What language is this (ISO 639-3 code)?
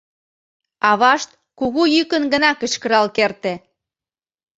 chm